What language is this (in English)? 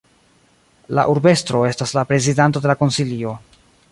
Esperanto